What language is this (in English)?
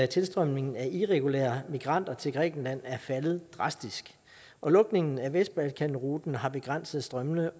Danish